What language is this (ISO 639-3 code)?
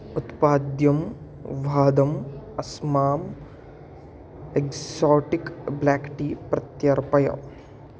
san